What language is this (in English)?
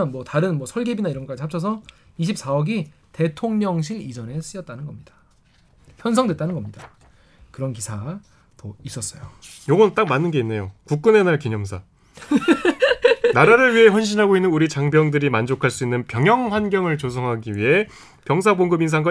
Korean